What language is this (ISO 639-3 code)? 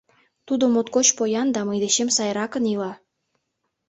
chm